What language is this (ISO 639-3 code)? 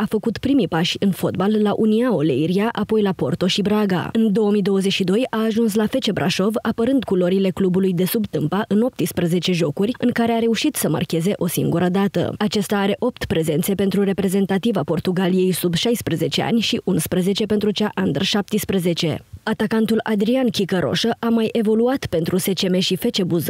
ron